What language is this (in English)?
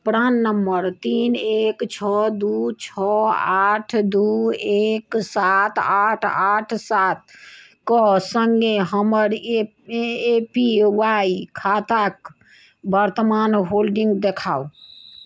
Maithili